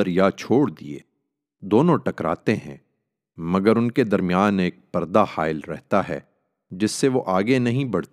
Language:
Urdu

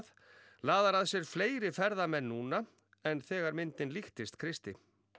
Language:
Icelandic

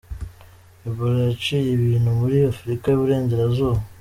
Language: Kinyarwanda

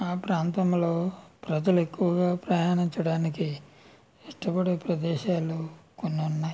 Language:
Telugu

